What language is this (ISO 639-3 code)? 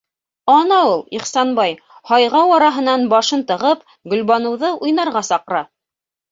bak